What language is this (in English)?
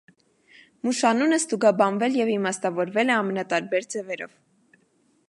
Armenian